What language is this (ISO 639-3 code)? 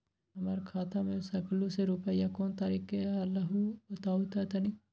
mag